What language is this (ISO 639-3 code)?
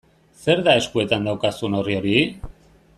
eus